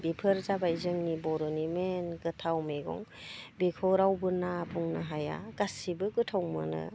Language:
Bodo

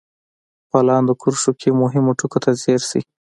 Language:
Pashto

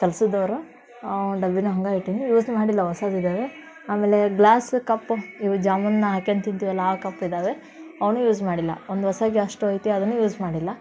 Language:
Kannada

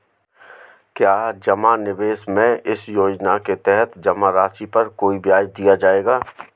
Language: Hindi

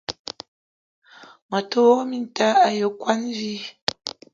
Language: Eton (Cameroon)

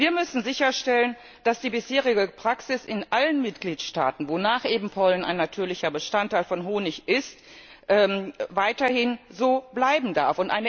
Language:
German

